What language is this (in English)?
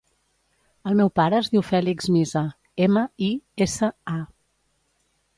Catalan